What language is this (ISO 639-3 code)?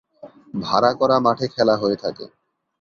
ben